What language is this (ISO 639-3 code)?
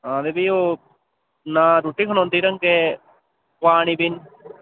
doi